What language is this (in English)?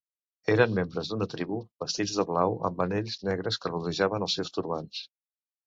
Catalan